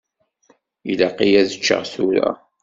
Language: Kabyle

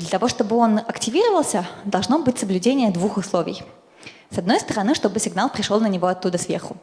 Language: Russian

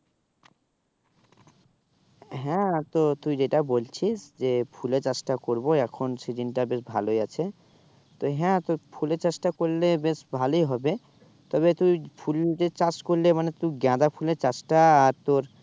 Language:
Bangla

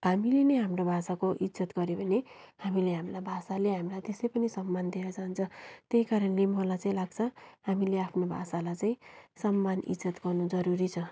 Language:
Nepali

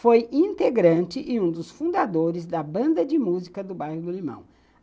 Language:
Portuguese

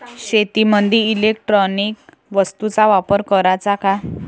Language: Marathi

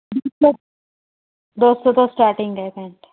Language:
Punjabi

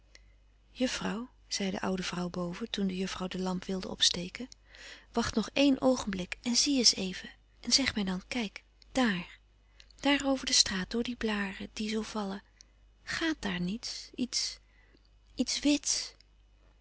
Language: Dutch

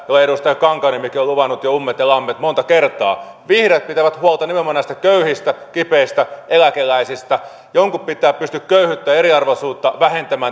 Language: Finnish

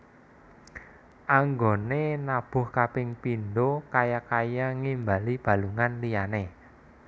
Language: Javanese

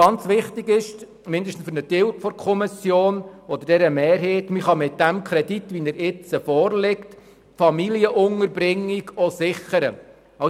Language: Swiss German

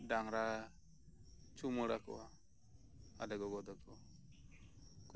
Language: Santali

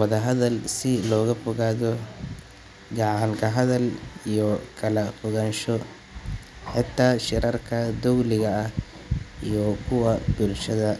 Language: Somali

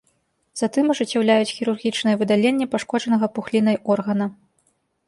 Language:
Belarusian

